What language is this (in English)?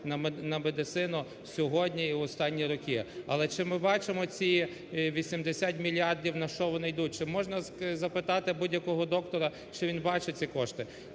Ukrainian